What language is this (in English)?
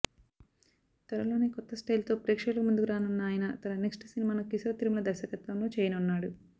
Telugu